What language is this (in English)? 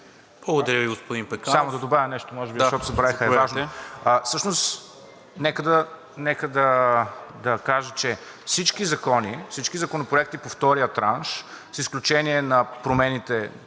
Bulgarian